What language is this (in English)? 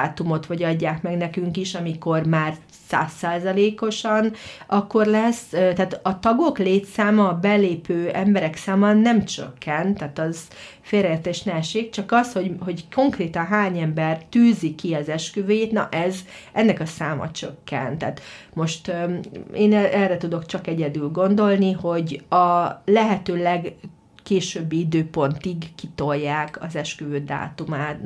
Hungarian